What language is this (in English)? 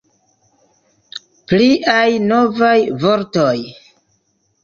Esperanto